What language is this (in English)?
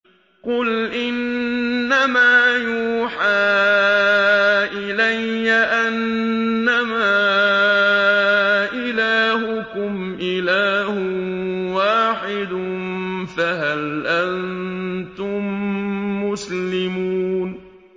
Arabic